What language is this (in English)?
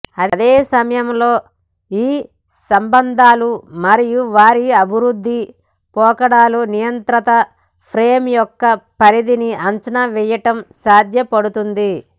Telugu